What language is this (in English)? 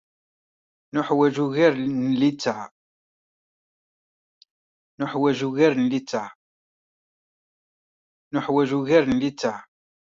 Kabyle